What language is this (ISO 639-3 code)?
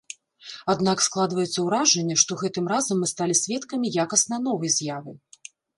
bel